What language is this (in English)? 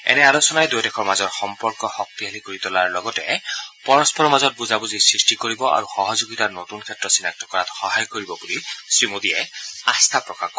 Assamese